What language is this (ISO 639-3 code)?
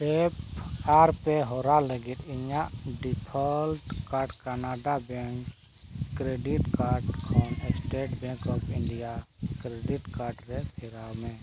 sat